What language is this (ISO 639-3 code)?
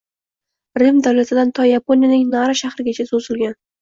uzb